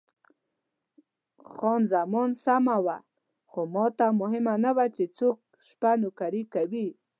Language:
Pashto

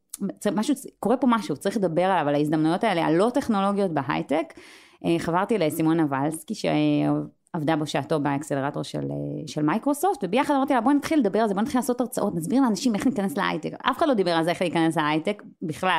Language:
Hebrew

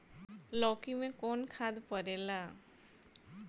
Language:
Bhojpuri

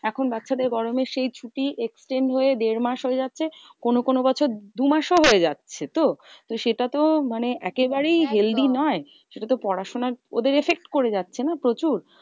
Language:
Bangla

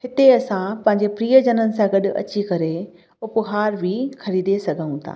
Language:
Sindhi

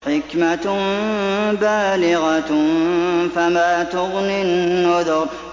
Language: Arabic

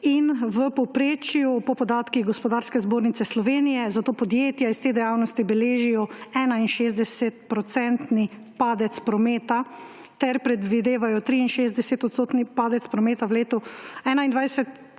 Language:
Slovenian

